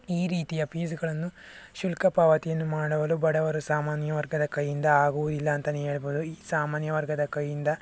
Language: Kannada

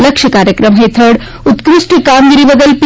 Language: Gujarati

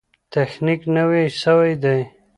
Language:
Pashto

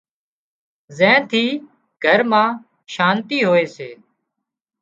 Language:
Wadiyara Koli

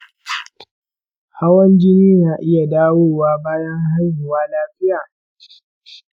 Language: Hausa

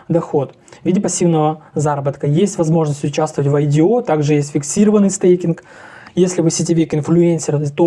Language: Russian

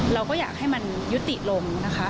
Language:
Thai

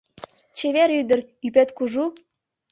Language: Mari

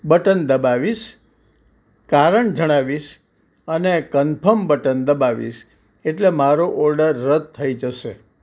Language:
Gujarati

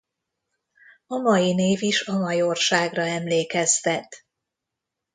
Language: Hungarian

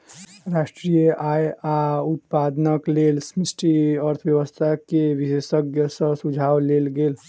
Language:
Maithili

